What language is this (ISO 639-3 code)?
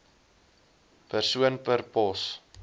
afr